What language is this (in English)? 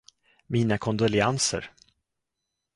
Swedish